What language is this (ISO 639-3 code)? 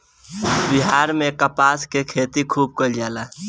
bho